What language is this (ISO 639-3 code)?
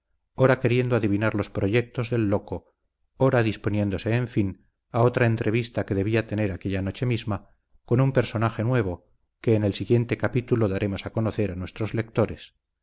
spa